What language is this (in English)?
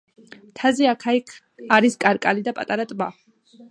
Georgian